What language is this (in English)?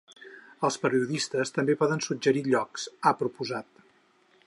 Catalan